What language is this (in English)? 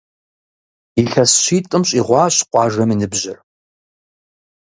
Kabardian